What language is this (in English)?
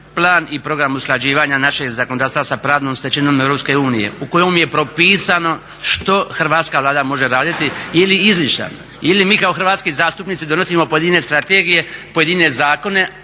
Croatian